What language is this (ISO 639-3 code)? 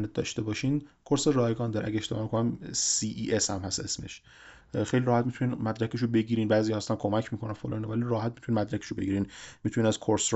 fas